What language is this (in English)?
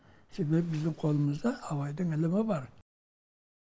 Kazakh